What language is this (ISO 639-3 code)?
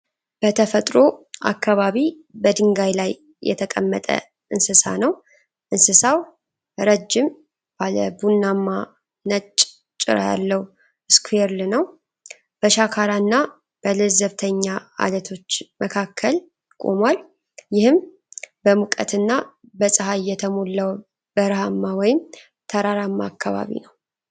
amh